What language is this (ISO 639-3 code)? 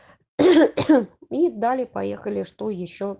rus